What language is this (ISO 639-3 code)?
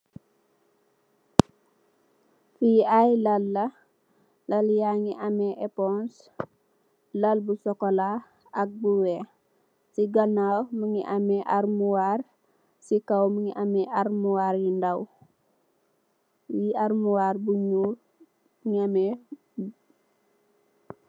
wol